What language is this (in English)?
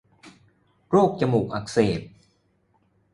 Thai